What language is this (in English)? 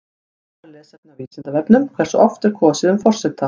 Icelandic